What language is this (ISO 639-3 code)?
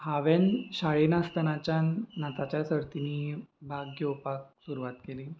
kok